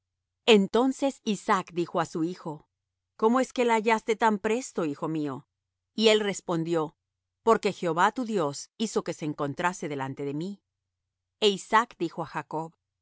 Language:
Spanish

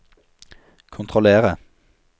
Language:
Norwegian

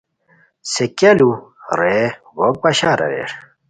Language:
Khowar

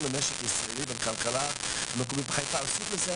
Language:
Hebrew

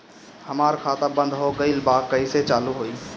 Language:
Bhojpuri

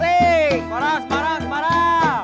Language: Indonesian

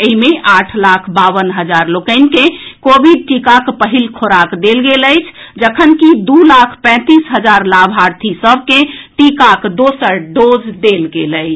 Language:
Maithili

